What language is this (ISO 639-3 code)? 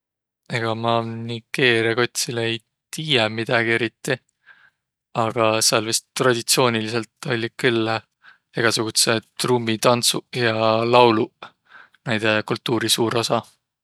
vro